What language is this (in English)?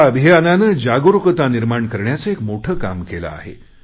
Marathi